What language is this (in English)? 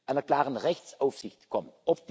German